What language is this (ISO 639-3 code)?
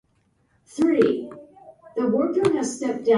jpn